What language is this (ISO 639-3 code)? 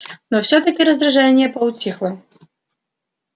rus